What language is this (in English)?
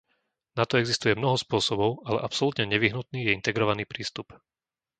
Slovak